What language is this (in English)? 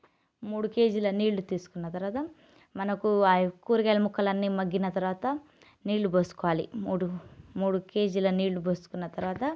Telugu